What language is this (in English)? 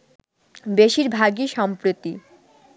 Bangla